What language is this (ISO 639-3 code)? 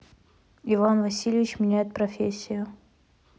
rus